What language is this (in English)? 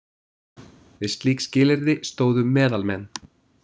Icelandic